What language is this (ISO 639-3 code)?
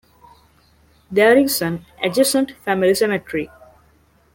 eng